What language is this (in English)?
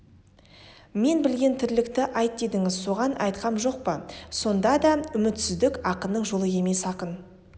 Kazakh